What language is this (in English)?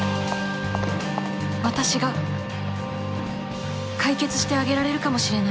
Japanese